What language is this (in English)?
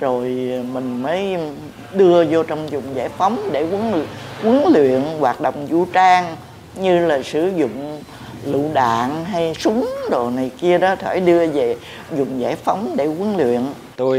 Vietnamese